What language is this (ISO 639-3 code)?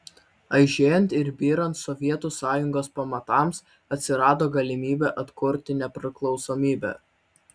lit